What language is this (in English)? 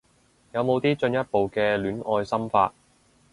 Cantonese